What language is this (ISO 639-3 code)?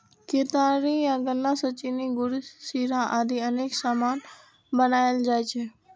mai